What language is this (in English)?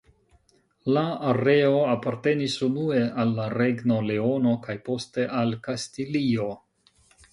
Esperanto